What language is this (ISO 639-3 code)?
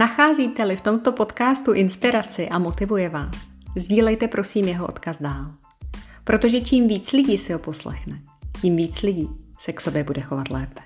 ces